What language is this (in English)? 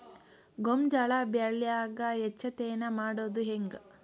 Kannada